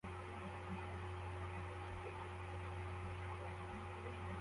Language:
Kinyarwanda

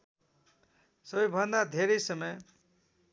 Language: Nepali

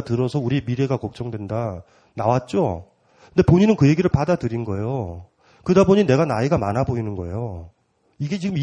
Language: Korean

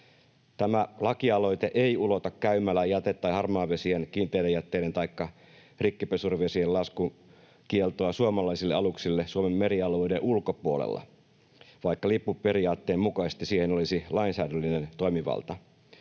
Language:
Finnish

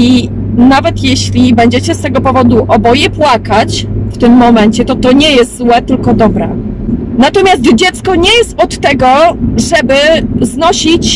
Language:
Polish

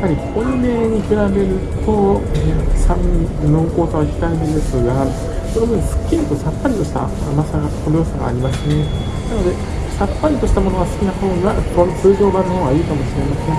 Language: Japanese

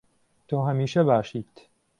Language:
Central Kurdish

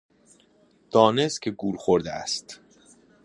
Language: Persian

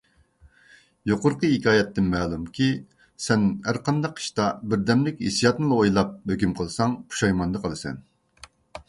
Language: Uyghur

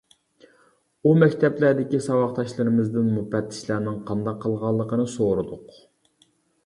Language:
Uyghur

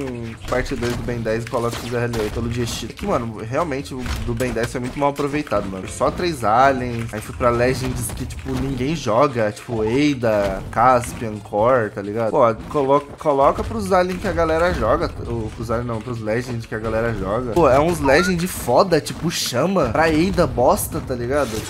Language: Portuguese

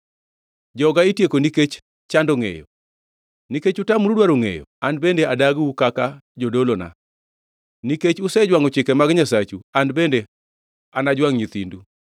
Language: Luo (Kenya and Tanzania)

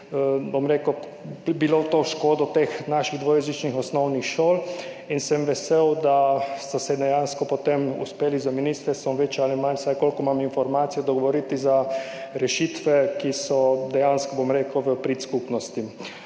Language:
Slovenian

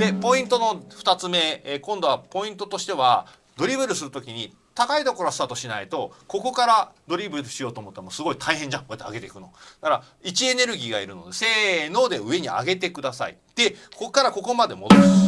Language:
Japanese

